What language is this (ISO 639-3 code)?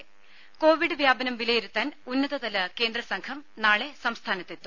mal